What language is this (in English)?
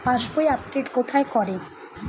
Bangla